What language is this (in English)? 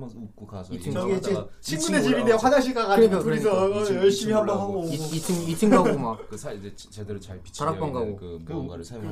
Korean